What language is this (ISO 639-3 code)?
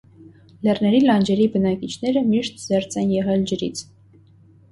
hye